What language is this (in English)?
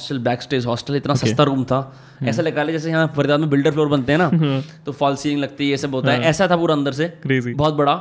Hindi